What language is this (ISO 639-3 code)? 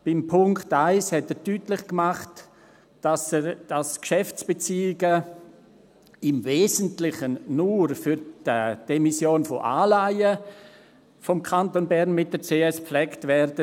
gsw